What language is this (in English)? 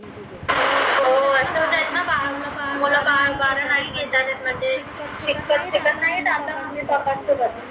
Marathi